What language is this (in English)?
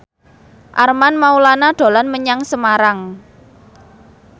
Javanese